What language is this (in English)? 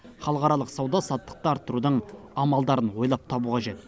Kazakh